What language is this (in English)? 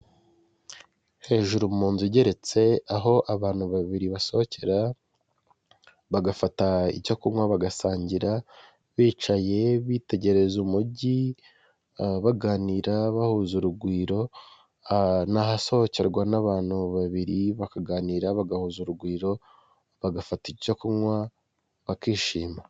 Kinyarwanda